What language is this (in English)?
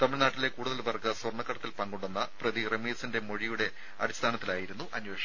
Malayalam